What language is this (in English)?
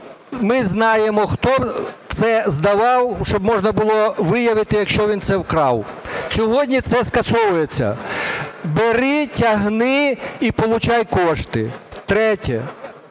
Ukrainian